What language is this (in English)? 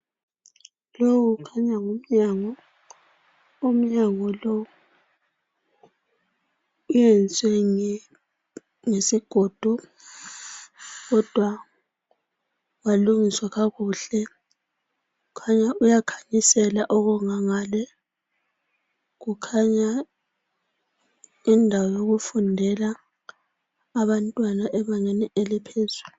North Ndebele